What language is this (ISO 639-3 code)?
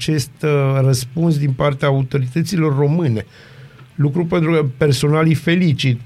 ron